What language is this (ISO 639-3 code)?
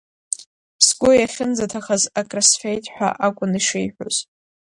abk